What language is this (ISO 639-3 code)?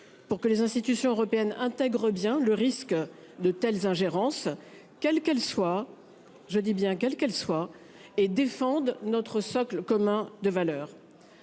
fra